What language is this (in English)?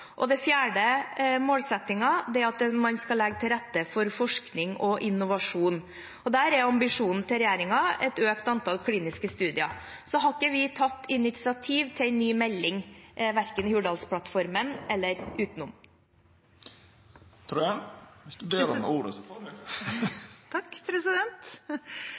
Norwegian Bokmål